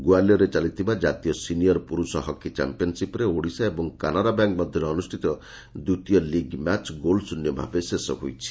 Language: Odia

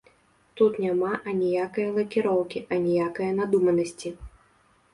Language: Belarusian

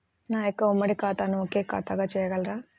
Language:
Telugu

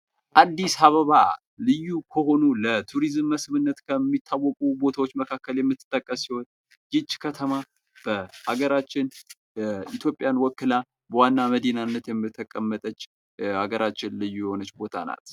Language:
Amharic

